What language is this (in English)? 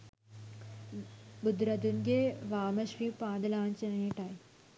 Sinhala